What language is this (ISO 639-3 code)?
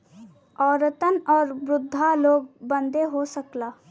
bho